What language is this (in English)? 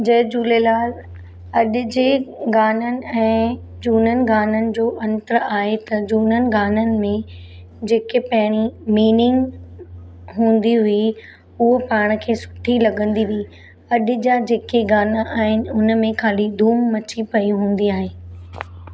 Sindhi